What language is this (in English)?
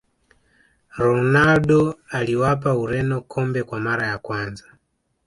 Swahili